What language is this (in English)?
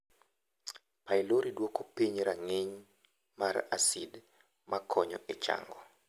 Luo (Kenya and Tanzania)